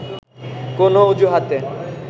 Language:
Bangla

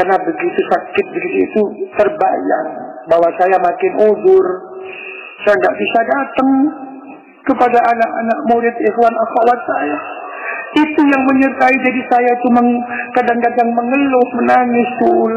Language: Indonesian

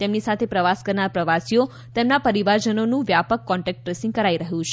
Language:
Gujarati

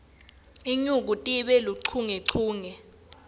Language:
Swati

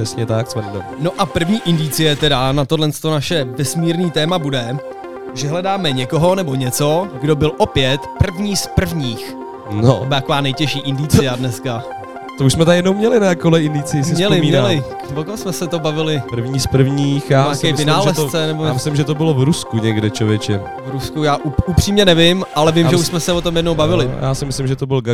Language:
Czech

